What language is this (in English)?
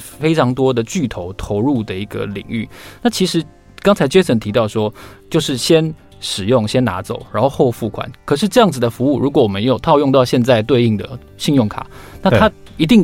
Chinese